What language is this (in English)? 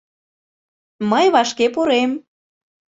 Mari